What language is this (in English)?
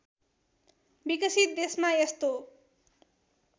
Nepali